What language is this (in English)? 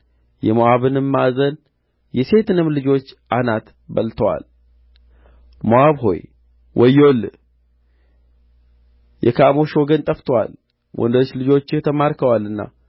Amharic